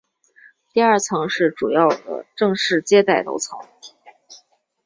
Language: Chinese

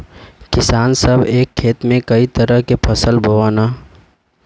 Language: Bhojpuri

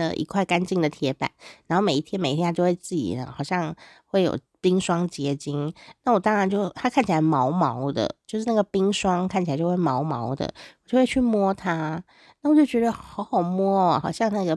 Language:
Chinese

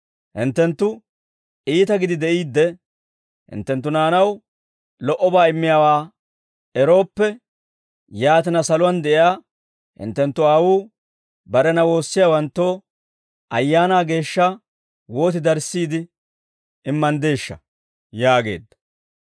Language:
Dawro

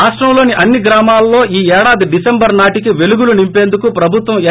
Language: Telugu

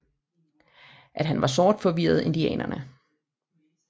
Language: Danish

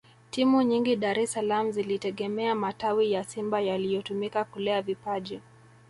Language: Swahili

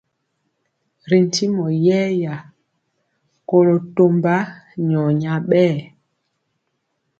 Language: Mpiemo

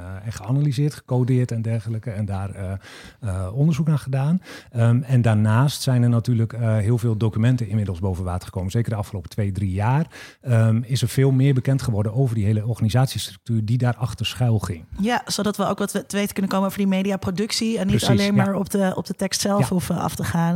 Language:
Dutch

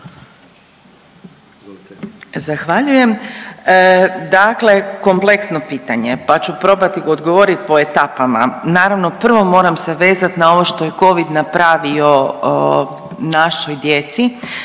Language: Croatian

